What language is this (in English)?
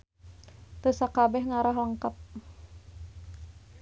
Sundanese